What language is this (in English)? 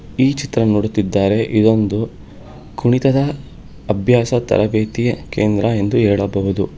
Kannada